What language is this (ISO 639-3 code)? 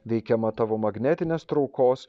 lit